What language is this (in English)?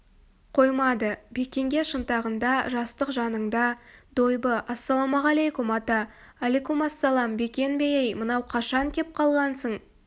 Kazakh